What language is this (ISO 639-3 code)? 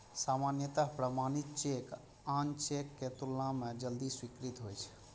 mai